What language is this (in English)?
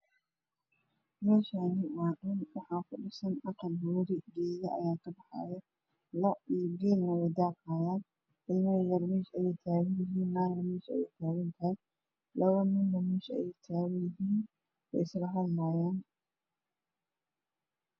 Somali